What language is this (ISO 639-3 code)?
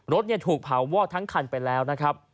tha